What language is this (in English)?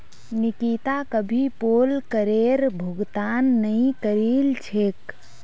Magahi